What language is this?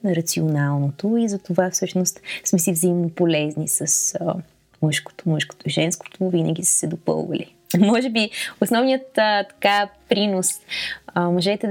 Bulgarian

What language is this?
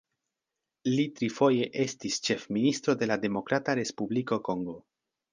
Esperanto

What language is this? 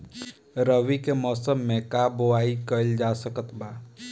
Bhojpuri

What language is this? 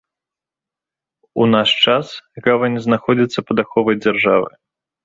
Belarusian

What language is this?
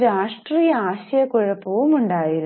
Malayalam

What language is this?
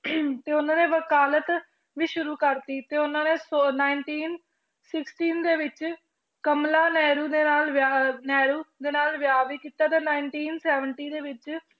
Punjabi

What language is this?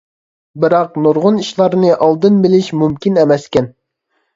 Uyghur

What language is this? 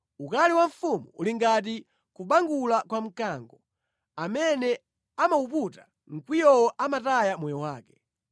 Nyanja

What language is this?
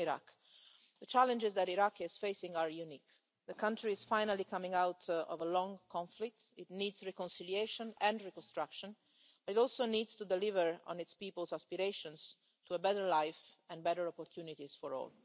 English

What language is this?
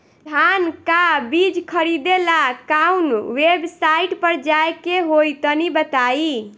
Bhojpuri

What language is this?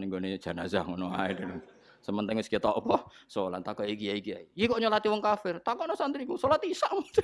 Indonesian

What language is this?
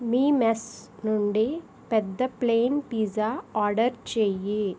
Telugu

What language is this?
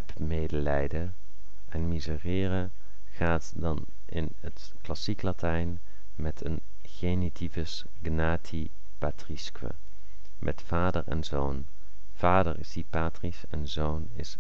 Dutch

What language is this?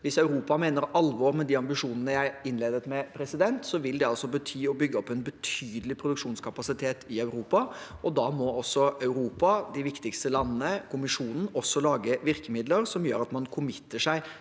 Norwegian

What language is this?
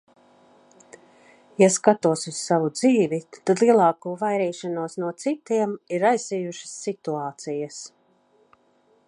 Latvian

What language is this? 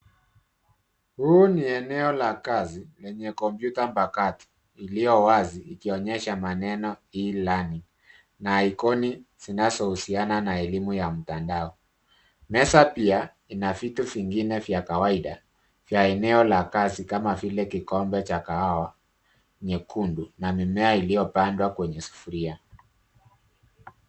Swahili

